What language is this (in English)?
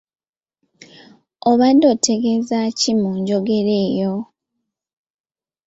Ganda